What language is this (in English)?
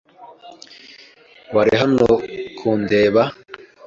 Kinyarwanda